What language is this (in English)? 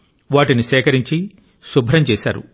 Telugu